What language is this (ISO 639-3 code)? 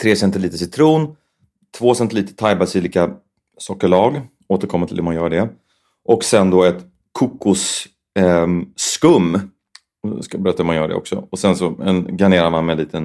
swe